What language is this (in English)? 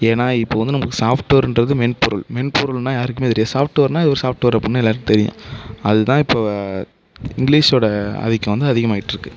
Tamil